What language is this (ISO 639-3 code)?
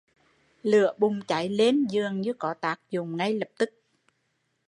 vie